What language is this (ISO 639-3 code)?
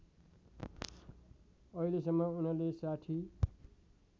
nep